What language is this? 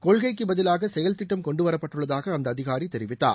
Tamil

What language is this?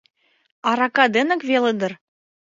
Mari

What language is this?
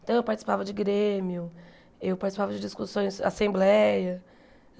Portuguese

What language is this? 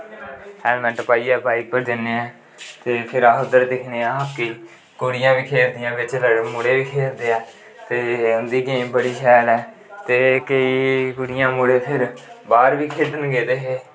Dogri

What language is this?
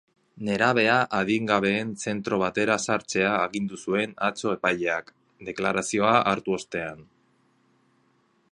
Basque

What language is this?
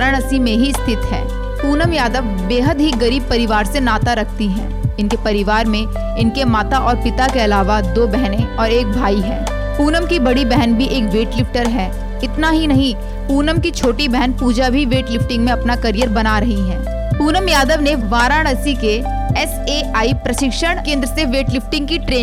Hindi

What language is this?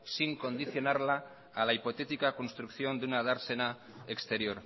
Spanish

